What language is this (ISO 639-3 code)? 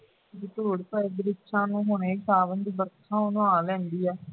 pan